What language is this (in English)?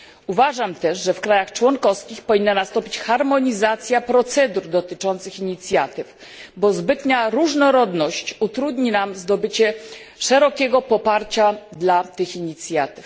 Polish